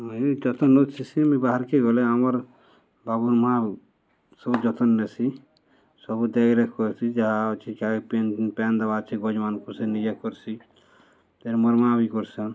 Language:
Odia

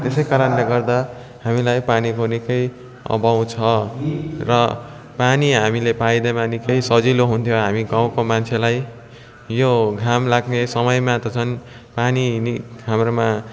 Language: Nepali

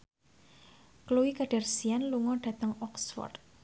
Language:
Javanese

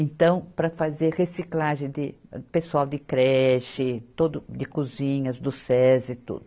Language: Portuguese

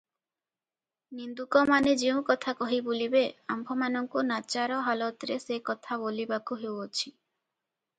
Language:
Odia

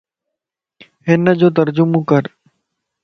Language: Lasi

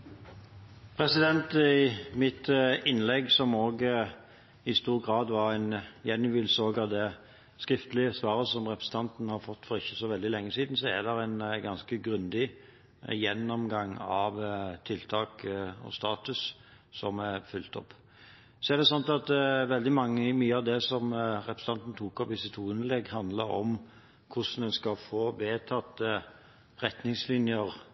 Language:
Norwegian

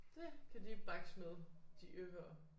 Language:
Danish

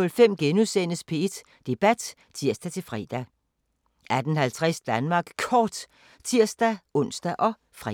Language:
Danish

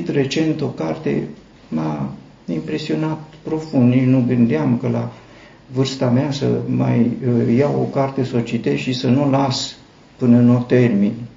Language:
Romanian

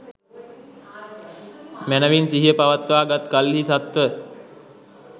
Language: Sinhala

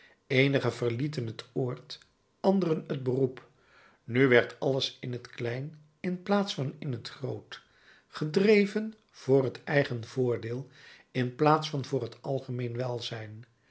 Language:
Dutch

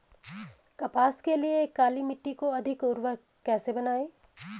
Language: Hindi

